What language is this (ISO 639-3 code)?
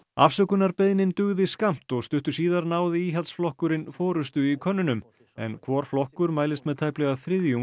isl